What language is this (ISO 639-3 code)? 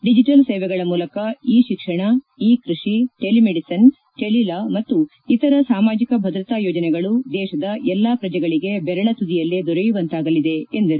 kan